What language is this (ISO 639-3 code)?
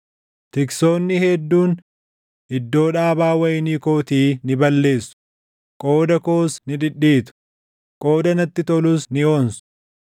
orm